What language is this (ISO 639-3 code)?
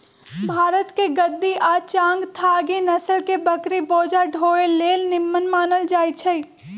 mag